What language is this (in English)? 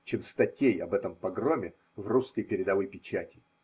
Russian